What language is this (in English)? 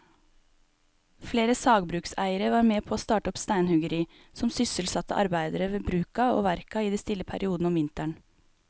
Norwegian